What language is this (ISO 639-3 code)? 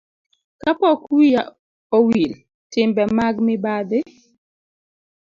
luo